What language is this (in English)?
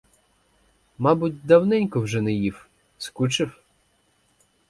Ukrainian